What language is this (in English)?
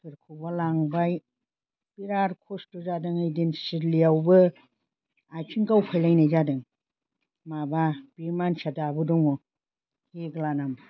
Bodo